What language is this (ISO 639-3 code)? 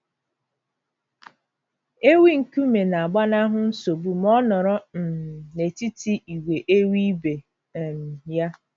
ibo